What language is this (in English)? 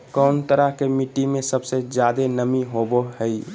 Magahi